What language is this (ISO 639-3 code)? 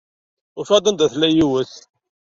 kab